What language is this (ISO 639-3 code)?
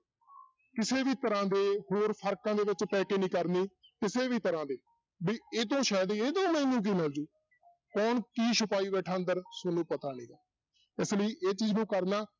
pan